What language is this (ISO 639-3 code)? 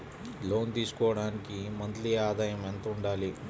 tel